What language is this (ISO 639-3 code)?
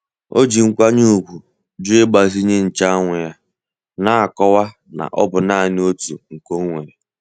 ibo